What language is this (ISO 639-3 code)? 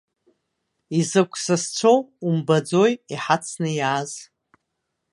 abk